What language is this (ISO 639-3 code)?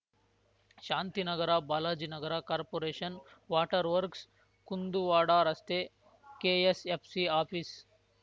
kan